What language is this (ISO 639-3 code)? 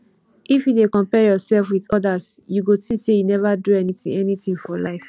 pcm